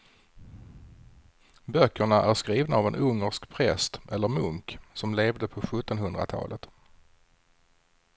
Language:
Swedish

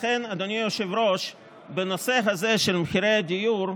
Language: Hebrew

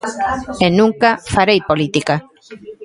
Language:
Galician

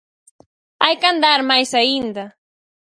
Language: Galician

